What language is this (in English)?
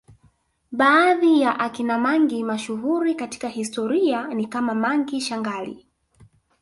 Swahili